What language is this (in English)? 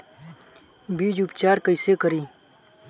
Bhojpuri